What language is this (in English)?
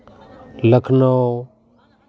Santali